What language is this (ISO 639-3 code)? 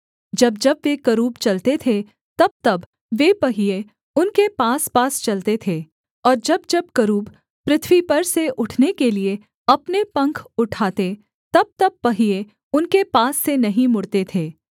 hin